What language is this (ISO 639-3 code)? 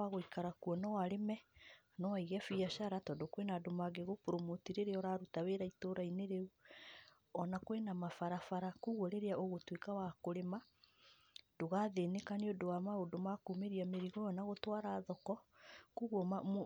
kik